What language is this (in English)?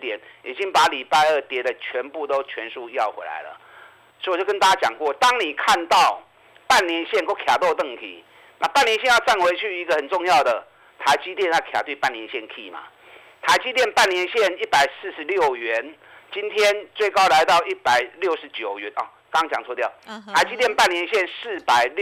Chinese